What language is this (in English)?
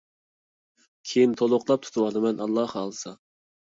Uyghur